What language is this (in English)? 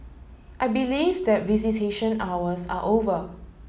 English